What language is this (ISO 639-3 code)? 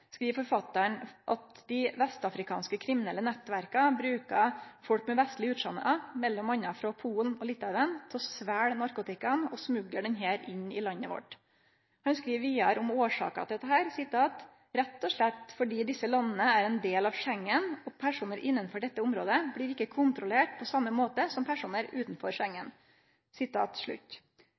nno